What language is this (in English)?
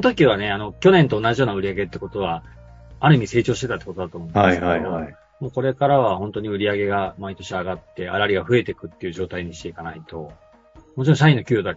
Japanese